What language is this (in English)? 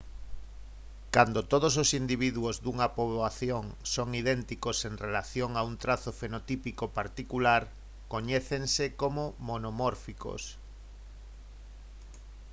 Galician